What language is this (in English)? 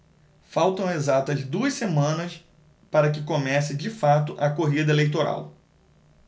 Portuguese